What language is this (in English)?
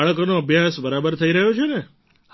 Gujarati